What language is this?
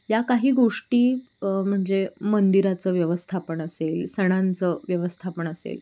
Marathi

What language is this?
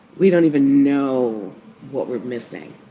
English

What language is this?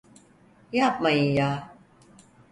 Turkish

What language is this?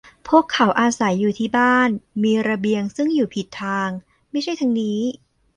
Thai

